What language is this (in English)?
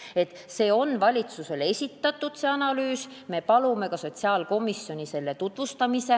Estonian